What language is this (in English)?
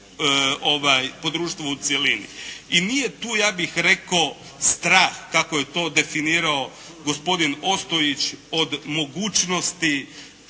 Croatian